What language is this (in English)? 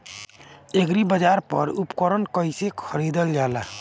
Bhojpuri